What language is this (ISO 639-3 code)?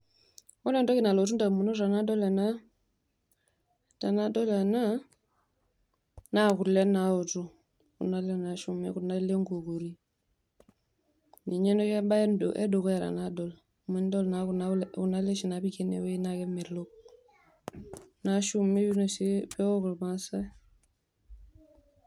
mas